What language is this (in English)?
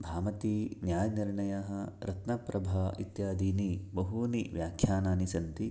Sanskrit